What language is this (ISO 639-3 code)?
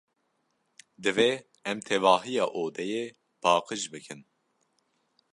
kur